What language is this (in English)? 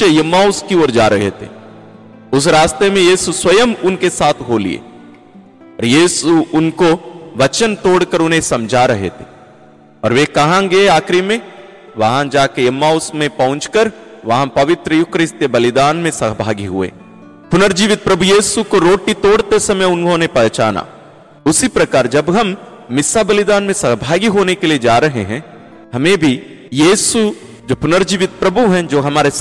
Hindi